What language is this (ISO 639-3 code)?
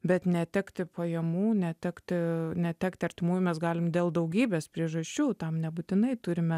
lit